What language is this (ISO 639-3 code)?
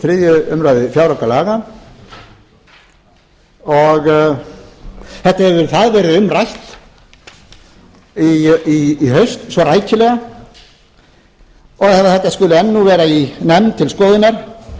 isl